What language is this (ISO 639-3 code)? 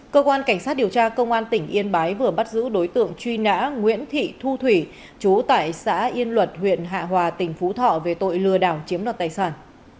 vie